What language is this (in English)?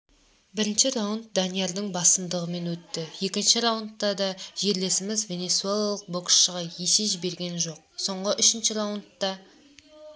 Kazakh